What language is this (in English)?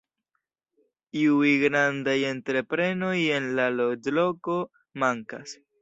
Esperanto